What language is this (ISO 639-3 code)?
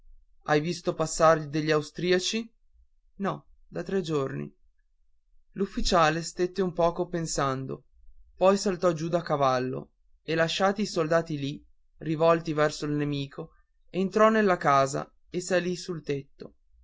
ita